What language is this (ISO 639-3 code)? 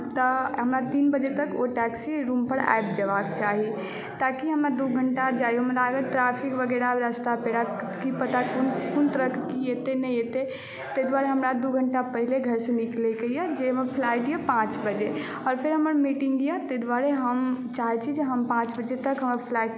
mai